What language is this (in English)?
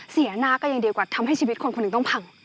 Thai